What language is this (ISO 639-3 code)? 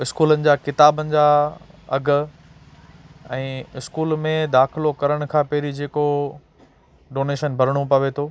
snd